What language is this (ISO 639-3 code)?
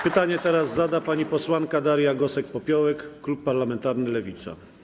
pol